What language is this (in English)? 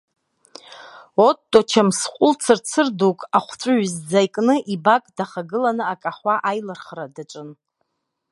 Abkhazian